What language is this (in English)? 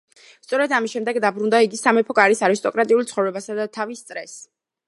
Georgian